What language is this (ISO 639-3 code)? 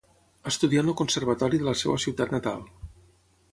cat